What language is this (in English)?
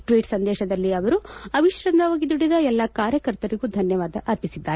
Kannada